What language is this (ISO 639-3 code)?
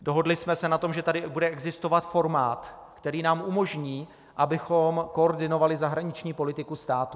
ces